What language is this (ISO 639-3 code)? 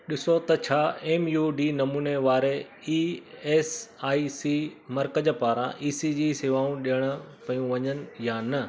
snd